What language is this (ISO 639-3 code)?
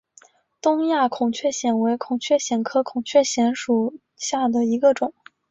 zho